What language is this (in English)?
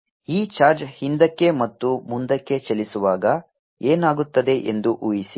Kannada